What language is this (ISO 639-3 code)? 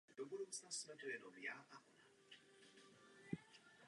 ces